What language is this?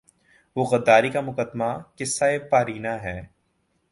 Urdu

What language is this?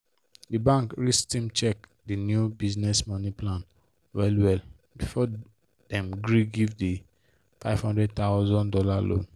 Nigerian Pidgin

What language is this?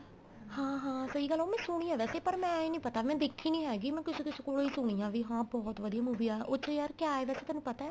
Punjabi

